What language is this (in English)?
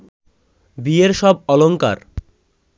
Bangla